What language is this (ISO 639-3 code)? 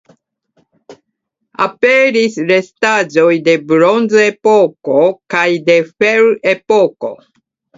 epo